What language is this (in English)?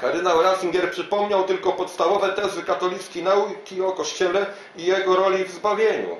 Polish